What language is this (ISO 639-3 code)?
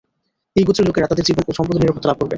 ben